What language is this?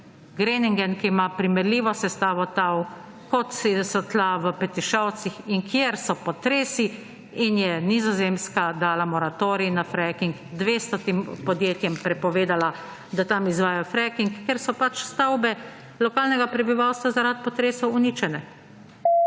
Slovenian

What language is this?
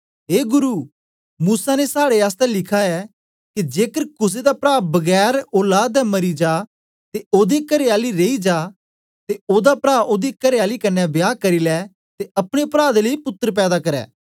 Dogri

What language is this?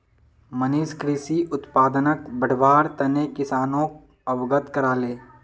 Magahi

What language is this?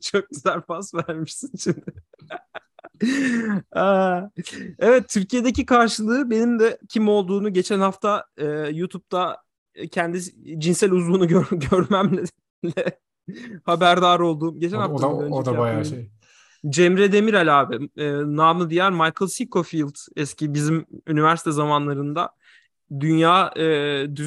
Turkish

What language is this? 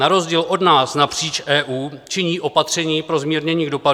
Czech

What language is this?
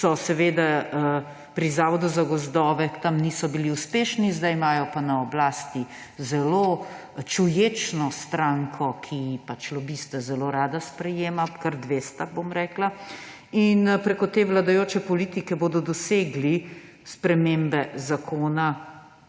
Slovenian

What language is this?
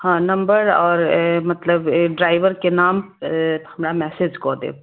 Maithili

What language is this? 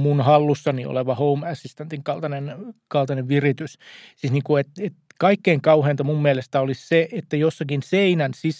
Finnish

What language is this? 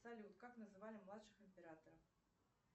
Russian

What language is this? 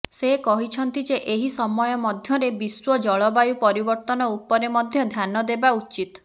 Odia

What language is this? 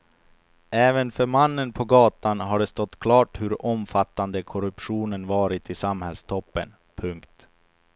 Swedish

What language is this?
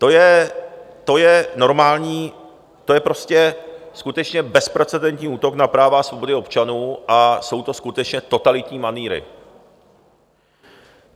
Czech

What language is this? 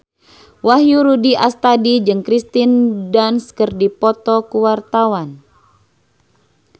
Sundanese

